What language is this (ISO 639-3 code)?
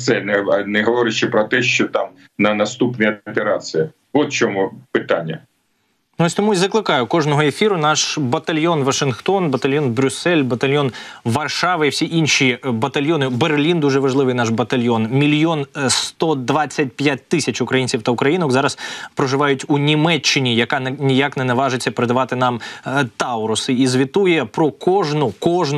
ukr